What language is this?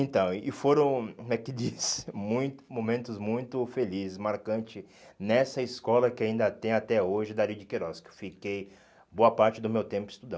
Portuguese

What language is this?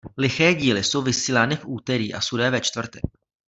Czech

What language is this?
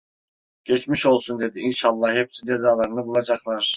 Turkish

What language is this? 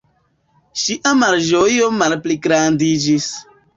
Esperanto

